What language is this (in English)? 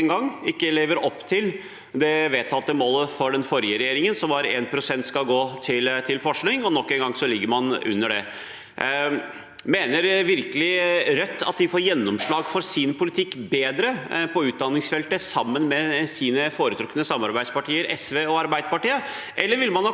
Norwegian